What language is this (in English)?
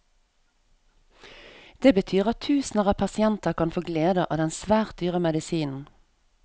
Norwegian